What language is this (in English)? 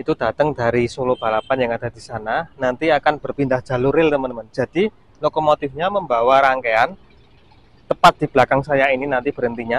Indonesian